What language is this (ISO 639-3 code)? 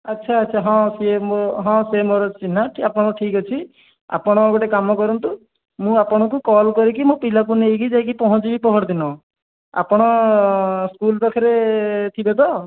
ori